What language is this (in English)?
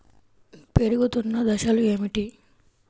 Telugu